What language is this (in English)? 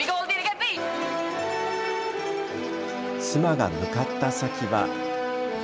Japanese